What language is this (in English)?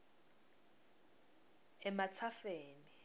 Swati